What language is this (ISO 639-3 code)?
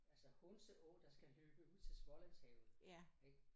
dan